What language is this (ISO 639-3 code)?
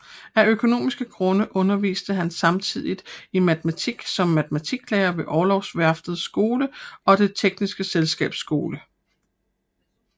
dan